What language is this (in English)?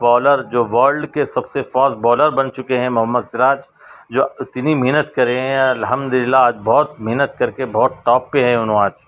Urdu